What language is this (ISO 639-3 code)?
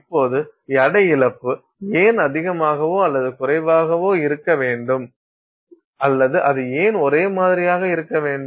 tam